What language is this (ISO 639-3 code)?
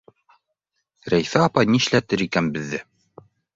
bak